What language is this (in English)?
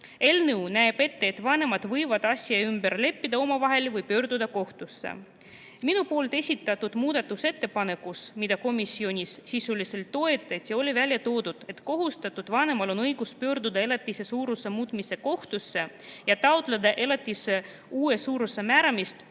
Estonian